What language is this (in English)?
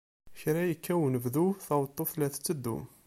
Kabyle